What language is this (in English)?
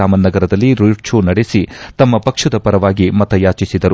Kannada